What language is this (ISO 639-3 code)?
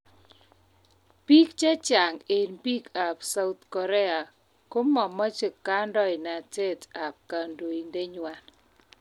kln